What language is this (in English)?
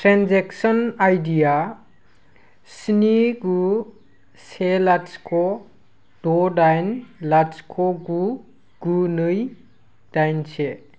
Bodo